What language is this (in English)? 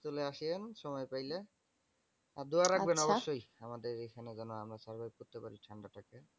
Bangla